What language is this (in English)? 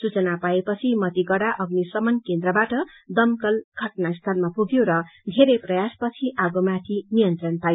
Nepali